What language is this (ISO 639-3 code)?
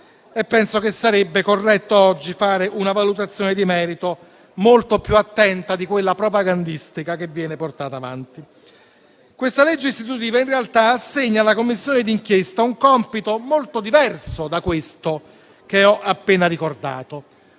ita